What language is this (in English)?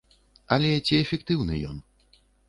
Belarusian